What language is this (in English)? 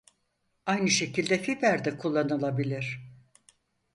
Turkish